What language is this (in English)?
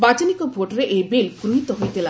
Odia